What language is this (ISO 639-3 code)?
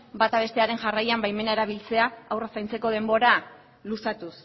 eus